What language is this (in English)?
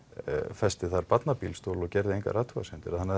Icelandic